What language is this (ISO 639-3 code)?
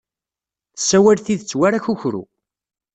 kab